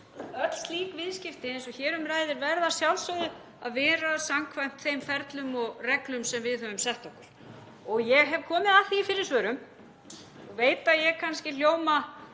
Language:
Icelandic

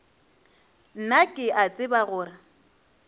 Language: Northern Sotho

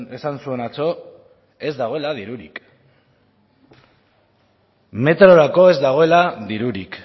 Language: Basque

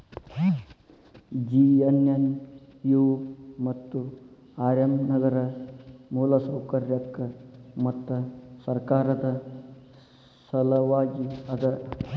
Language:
Kannada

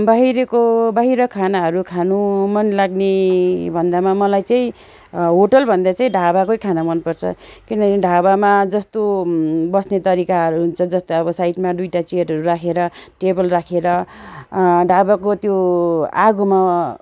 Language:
Nepali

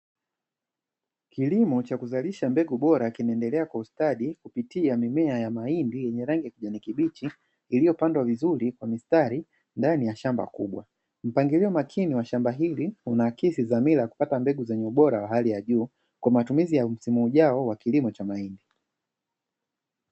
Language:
Swahili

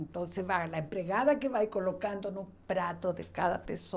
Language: Portuguese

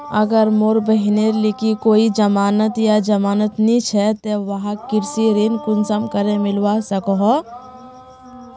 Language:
Magahi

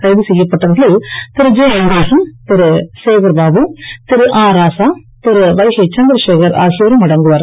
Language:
Tamil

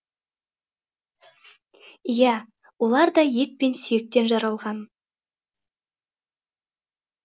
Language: Kazakh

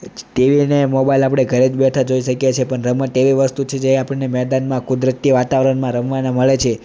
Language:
Gujarati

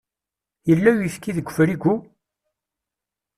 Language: Kabyle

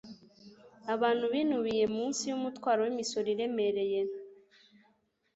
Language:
Kinyarwanda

